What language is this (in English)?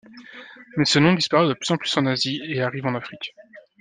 French